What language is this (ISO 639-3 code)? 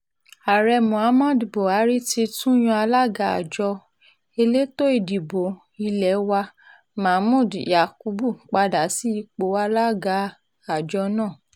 yor